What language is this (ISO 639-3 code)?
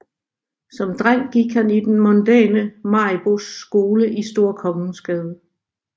dan